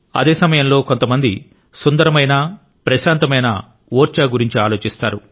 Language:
Telugu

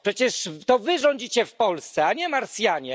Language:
Polish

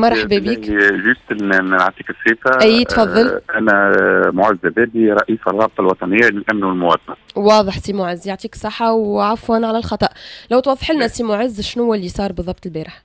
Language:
Arabic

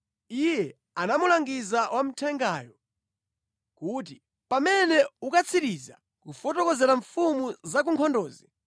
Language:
Nyanja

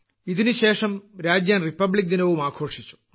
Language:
Malayalam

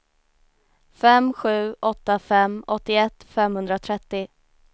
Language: Swedish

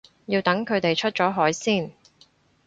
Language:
Cantonese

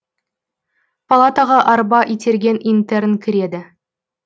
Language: Kazakh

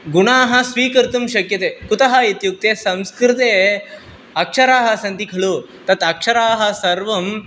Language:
Sanskrit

